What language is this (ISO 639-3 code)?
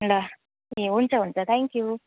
nep